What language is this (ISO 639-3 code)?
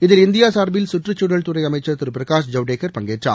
tam